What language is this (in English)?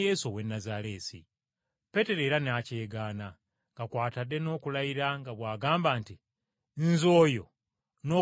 Ganda